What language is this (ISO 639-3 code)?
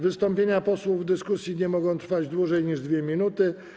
pol